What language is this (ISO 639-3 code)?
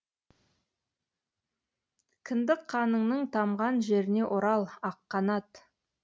kaz